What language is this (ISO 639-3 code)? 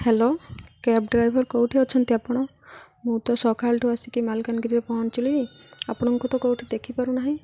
ori